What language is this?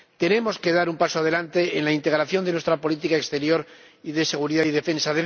Spanish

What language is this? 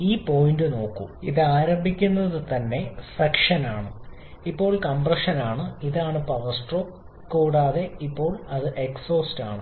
Malayalam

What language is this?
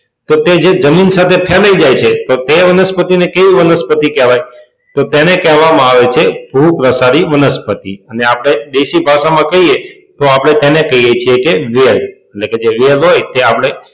Gujarati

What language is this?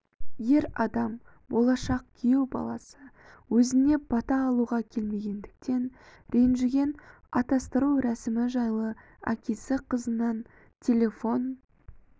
Kazakh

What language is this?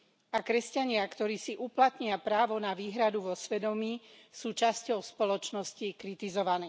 Slovak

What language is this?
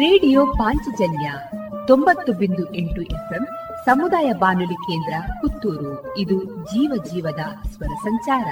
Kannada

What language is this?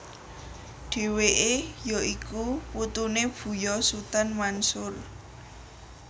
Javanese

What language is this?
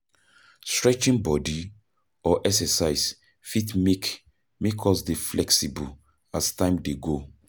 Nigerian Pidgin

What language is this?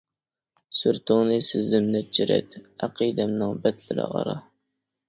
Uyghur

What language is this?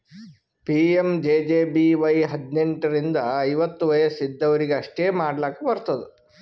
Kannada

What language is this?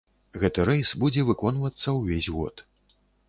Belarusian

